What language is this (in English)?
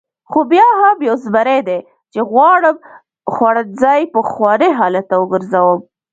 Pashto